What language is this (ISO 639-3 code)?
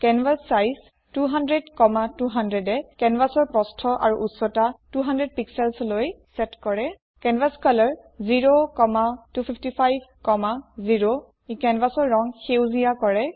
asm